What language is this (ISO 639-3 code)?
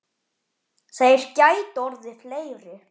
isl